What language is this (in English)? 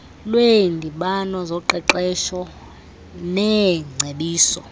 Xhosa